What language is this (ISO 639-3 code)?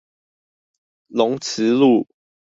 zho